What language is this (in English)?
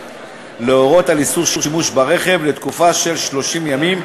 Hebrew